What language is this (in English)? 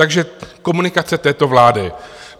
Czech